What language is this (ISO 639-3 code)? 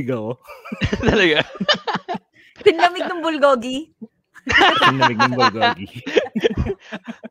fil